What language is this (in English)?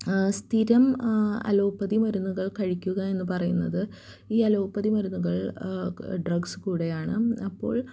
Malayalam